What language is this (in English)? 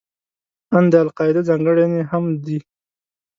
Pashto